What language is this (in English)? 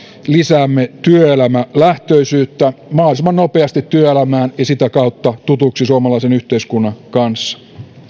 Finnish